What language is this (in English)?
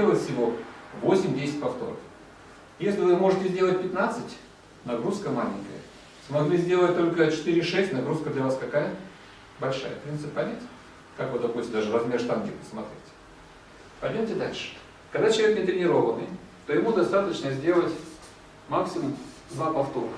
Russian